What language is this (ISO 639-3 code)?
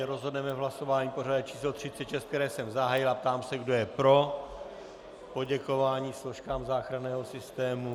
ces